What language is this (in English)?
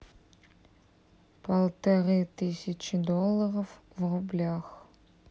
Russian